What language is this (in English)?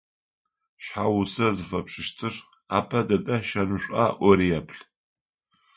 Adyghe